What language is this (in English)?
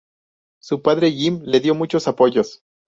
Spanish